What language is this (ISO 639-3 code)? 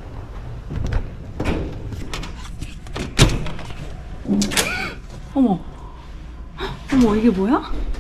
kor